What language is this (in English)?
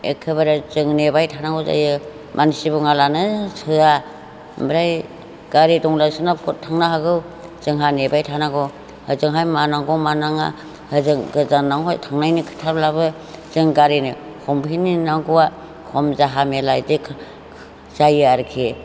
Bodo